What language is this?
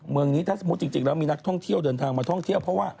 Thai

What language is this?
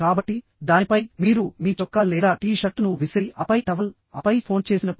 Telugu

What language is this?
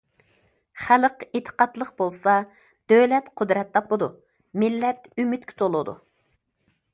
Uyghur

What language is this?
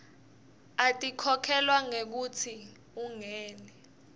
Swati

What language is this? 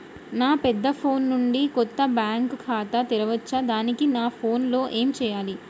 Telugu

